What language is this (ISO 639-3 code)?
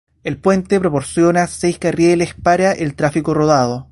spa